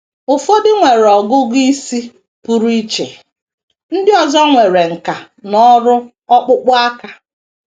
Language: Igbo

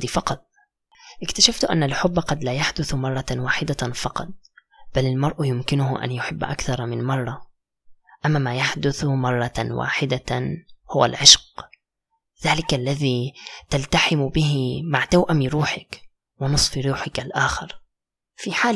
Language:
Arabic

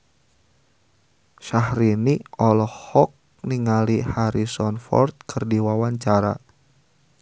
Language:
Sundanese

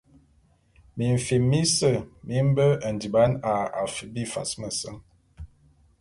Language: Bulu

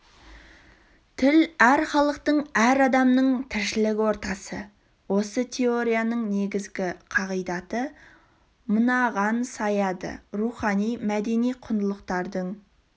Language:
Kazakh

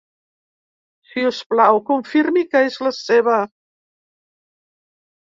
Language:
Catalan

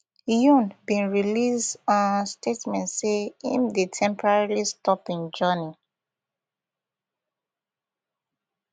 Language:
Nigerian Pidgin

